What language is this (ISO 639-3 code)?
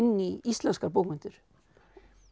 isl